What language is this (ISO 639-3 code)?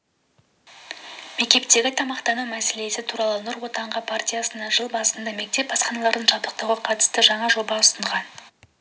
kaz